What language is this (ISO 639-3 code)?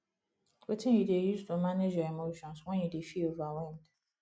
pcm